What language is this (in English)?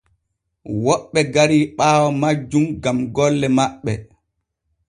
Borgu Fulfulde